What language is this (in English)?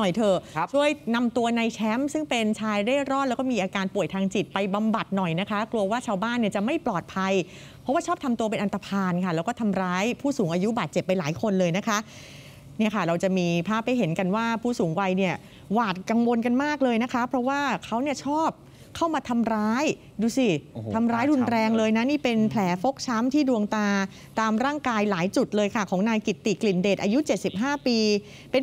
Thai